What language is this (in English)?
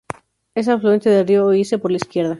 Spanish